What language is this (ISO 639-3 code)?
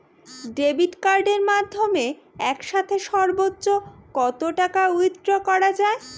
ben